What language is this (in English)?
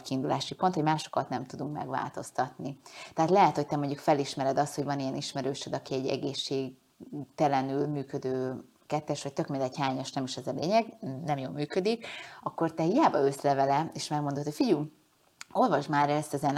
Hungarian